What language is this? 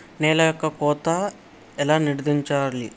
Telugu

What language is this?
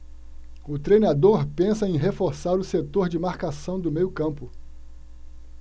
Portuguese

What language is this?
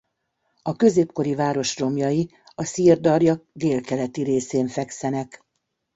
Hungarian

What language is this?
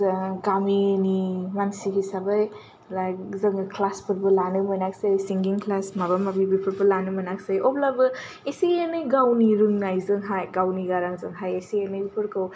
Bodo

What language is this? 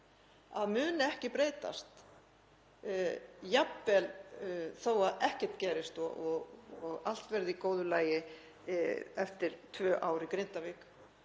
Icelandic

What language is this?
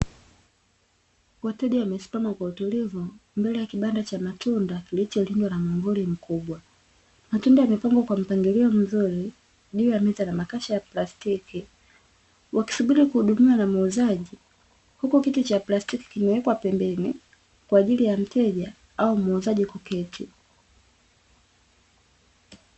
Swahili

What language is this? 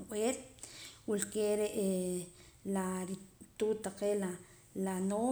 Poqomam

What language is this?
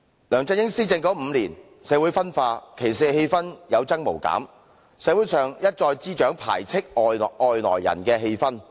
Cantonese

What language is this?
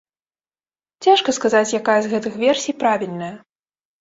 Belarusian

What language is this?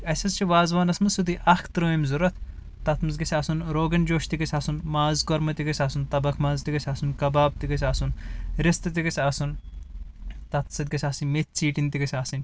Kashmiri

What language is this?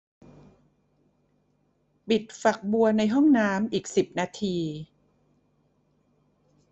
Thai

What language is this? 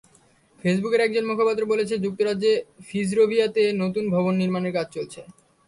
Bangla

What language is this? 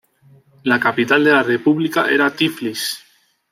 Spanish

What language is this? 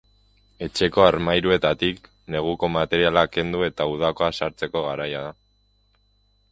Basque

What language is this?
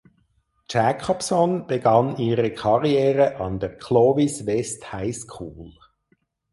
German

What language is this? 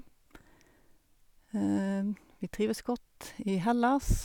Norwegian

